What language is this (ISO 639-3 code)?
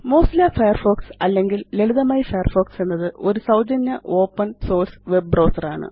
mal